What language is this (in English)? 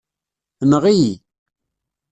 Kabyle